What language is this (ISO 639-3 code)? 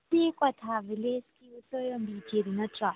mni